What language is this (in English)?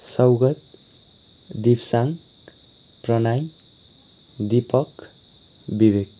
Nepali